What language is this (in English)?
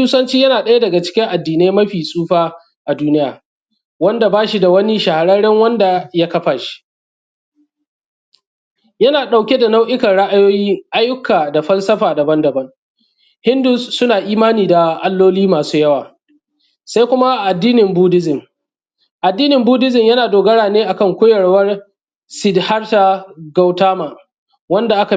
Hausa